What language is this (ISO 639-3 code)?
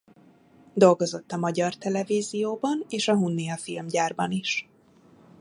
hun